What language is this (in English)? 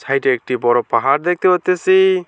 Bangla